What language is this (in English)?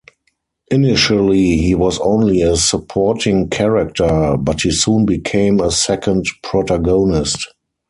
English